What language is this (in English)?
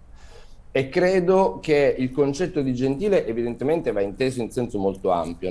Italian